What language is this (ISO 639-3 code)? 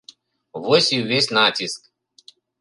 bel